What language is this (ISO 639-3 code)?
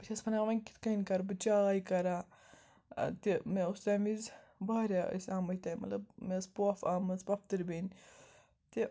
kas